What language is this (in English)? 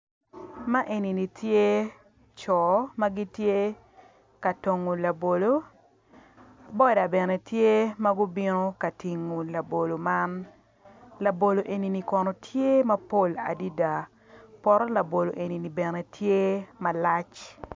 Acoli